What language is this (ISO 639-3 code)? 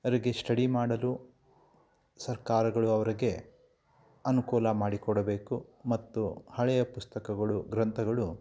kan